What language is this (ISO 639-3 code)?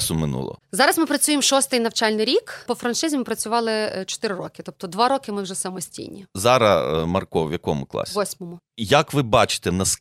ukr